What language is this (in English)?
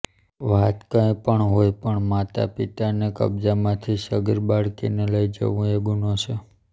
Gujarati